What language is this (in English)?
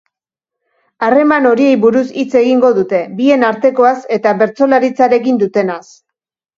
Basque